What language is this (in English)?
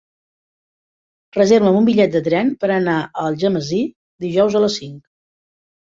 Catalan